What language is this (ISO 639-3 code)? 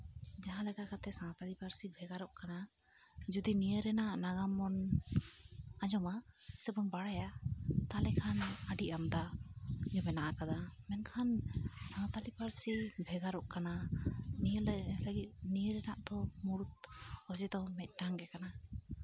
sat